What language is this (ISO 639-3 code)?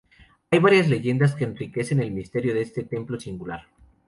spa